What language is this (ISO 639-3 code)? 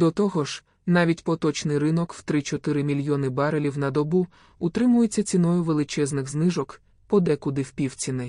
ukr